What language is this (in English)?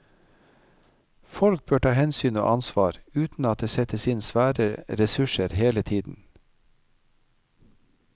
Norwegian